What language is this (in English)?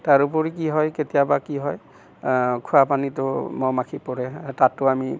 Assamese